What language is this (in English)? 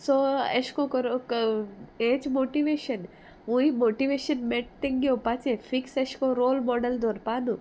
Konkani